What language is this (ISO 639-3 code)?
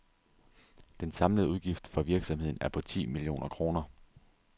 dan